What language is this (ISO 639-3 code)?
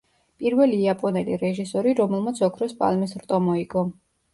kat